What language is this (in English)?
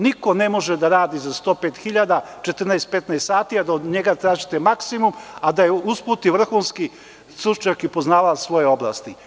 Serbian